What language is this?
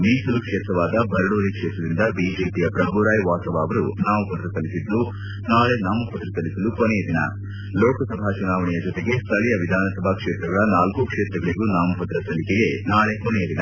Kannada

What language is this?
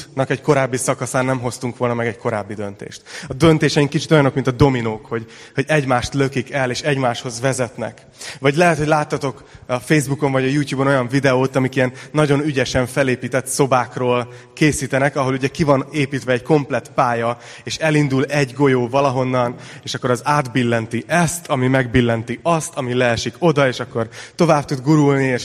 Hungarian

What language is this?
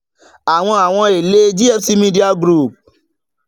Yoruba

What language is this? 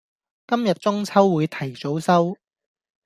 Cantonese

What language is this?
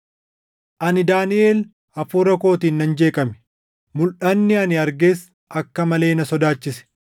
Oromo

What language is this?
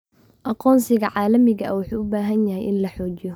Somali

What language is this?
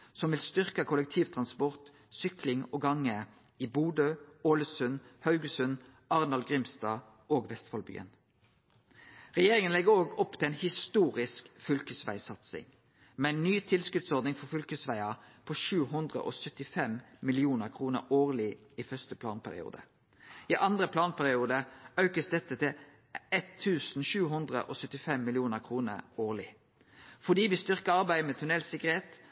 Norwegian Nynorsk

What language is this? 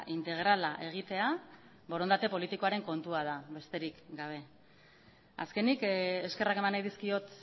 Basque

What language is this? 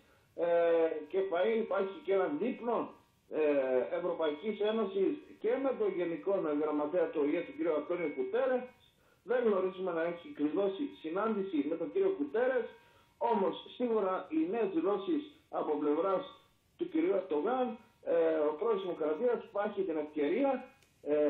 Greek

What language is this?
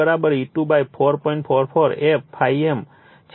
Gujarati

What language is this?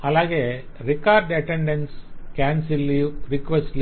Telugu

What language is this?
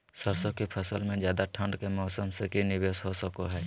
Magahi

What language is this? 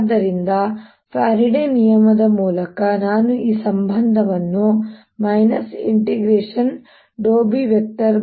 Kannada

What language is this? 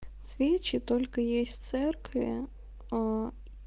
Russian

